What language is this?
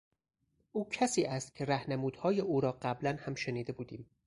Persian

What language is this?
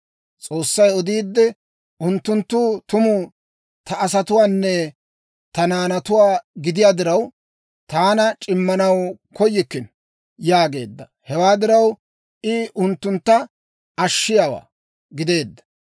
Dawro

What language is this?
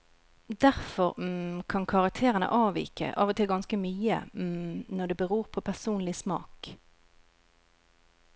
Norwegian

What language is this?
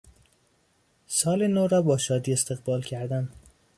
Persian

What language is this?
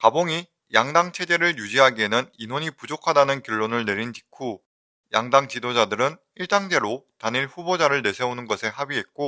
Korean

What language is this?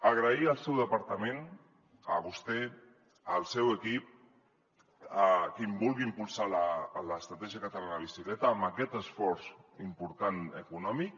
Catalan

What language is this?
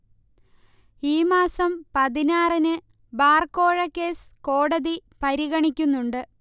Malayalam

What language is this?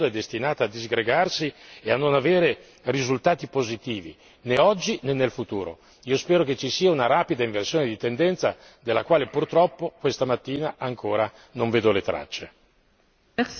Italian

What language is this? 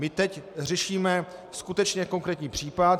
Czech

